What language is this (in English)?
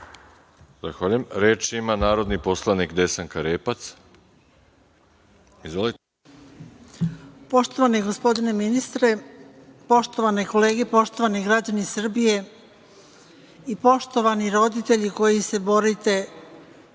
Serbian